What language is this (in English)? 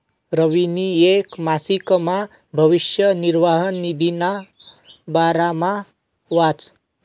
Marathi